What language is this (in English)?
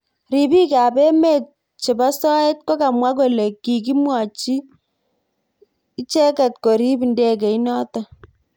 Kalenjin